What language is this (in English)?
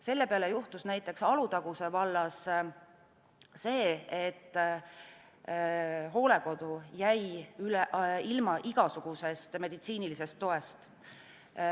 Estonian